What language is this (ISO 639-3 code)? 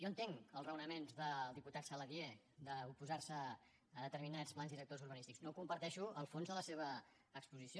cat